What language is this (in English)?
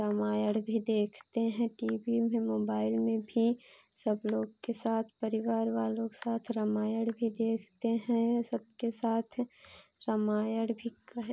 Hindi